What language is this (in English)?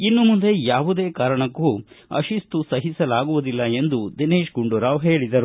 Kannada